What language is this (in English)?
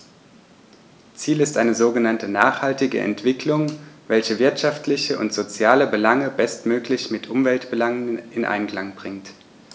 German